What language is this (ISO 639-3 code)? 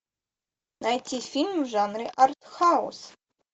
rus